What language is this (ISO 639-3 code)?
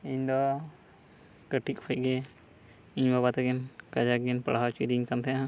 sat